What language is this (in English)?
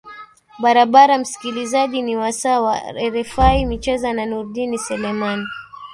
Swahili